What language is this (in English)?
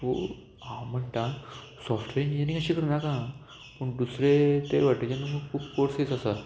Konkani